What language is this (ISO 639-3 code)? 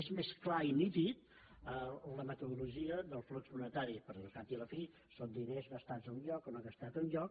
cat